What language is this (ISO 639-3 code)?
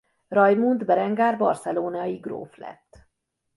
hun